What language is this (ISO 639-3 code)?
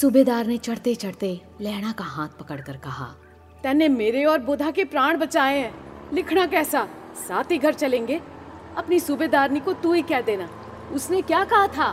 hin